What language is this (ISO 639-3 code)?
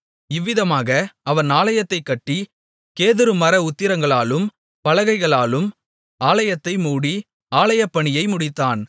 tam